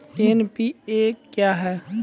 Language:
Maithili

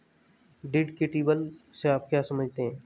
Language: Hindi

